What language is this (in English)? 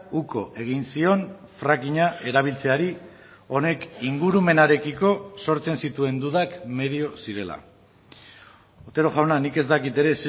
Basque